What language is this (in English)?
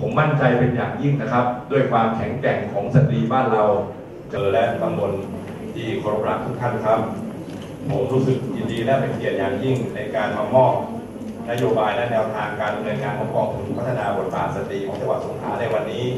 Thai